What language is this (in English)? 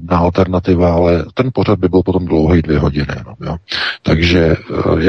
Czech